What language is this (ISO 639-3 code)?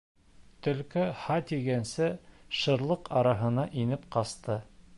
bak